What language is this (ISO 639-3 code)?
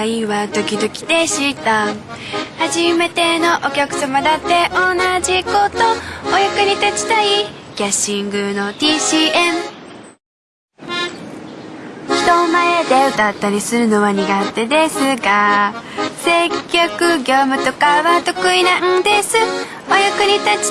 jpn